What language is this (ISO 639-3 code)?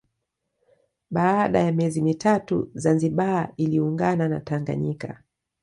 swa